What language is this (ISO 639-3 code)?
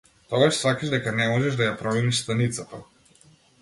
mkd